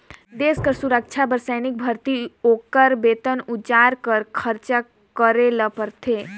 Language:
Chhattisgarhi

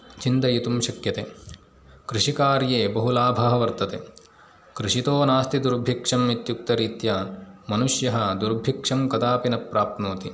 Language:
Sanskrit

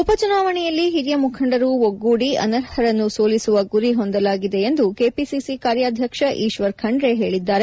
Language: Kannada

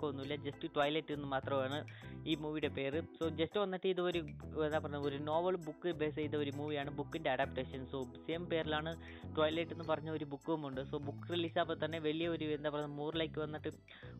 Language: Malayalam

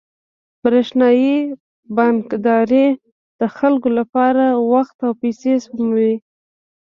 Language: Pashto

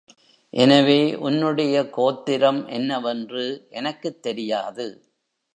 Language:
Tamil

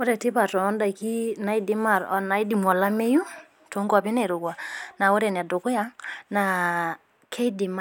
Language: Masai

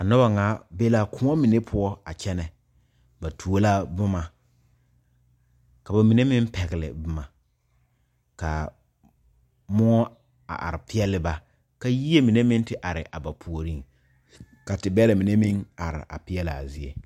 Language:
Southern Dagaare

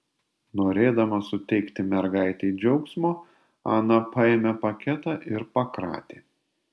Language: Lithuanian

